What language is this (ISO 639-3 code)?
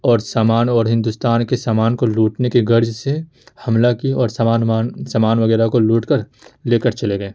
urd